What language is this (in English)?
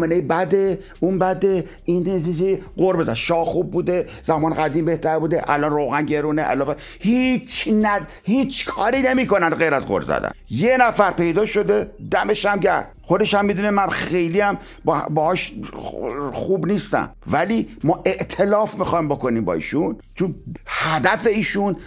Persian